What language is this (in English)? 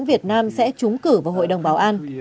Vietnamese